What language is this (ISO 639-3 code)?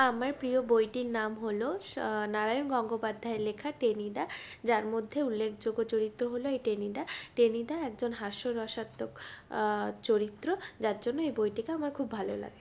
ben